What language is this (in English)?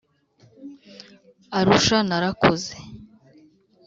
Kinyarwanda